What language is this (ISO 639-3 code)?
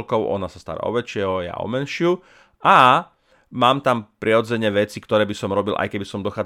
slk